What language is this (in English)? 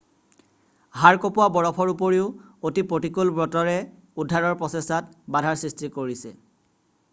Assamese